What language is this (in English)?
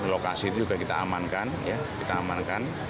Indonesian